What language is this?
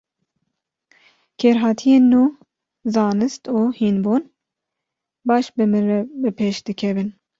Kurdish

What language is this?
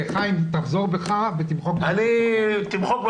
Hebrew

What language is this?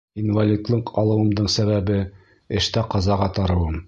Bashkir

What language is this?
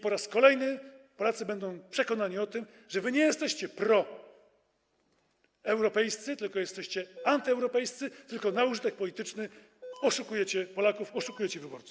Polish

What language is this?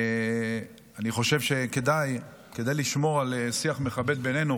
Hebrew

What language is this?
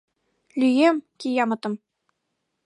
Mari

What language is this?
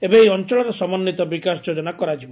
Odia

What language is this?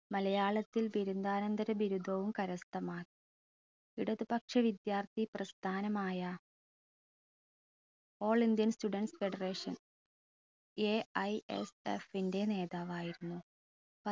Malayalam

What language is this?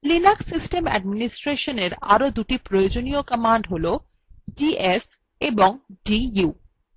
Bangla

